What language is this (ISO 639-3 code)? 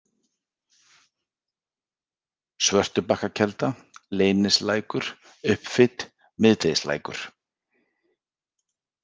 isl